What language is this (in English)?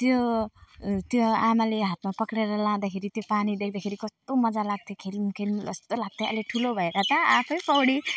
Nepali